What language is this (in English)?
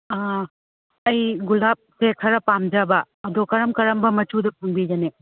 Manipuri